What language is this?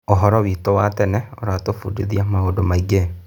Kikuyu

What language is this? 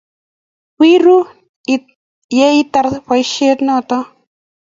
Kalenjin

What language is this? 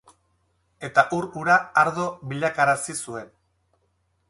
Basque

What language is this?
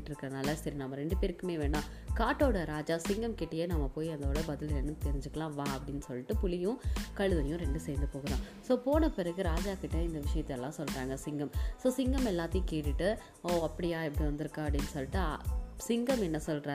Tamil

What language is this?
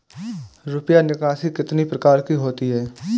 Hindi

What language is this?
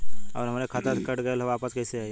Bhojpuri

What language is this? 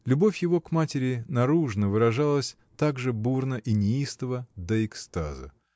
Russian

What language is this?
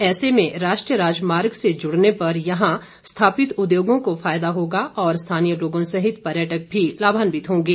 Hindi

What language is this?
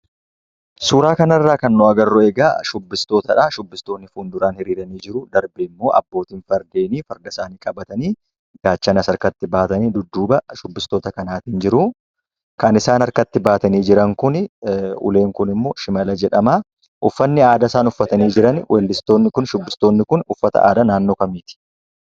Oromo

